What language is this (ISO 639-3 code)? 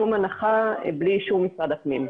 heb